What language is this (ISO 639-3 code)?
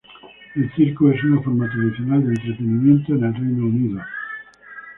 spa